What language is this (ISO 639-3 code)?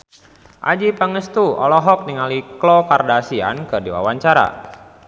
sun